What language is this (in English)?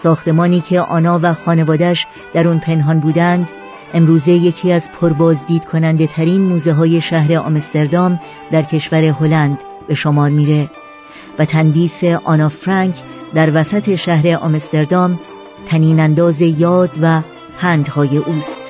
Persian